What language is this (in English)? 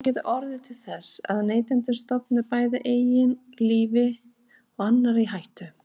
Icelandic